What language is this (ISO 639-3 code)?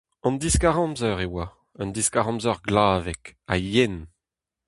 bre